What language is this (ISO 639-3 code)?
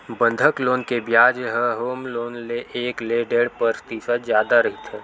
hne